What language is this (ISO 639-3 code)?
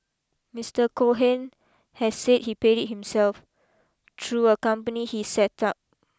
eng